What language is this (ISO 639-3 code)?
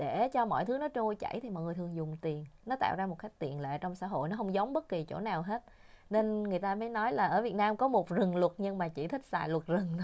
vie